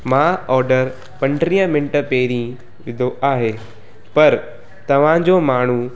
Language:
Sindhi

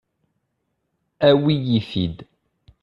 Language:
Kabyle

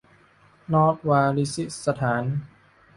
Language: Thai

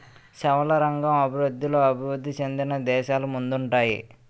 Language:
Telugu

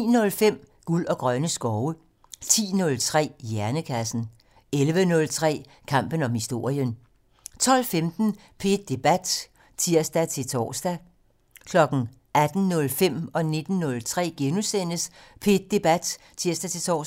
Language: Danish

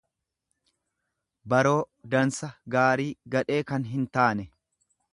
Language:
Oromo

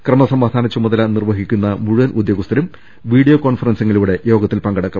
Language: Malayalam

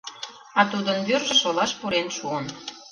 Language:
Mari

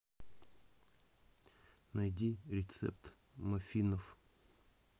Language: Russian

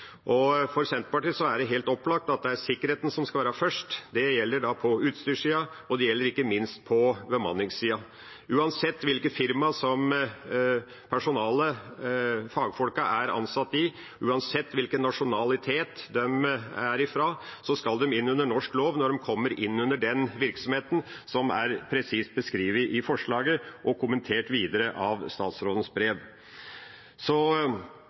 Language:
Norwegian Bokmål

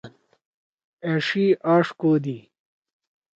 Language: Torwali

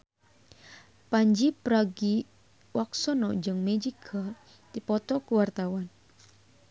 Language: Sundanese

